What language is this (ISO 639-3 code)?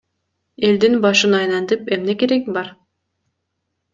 kir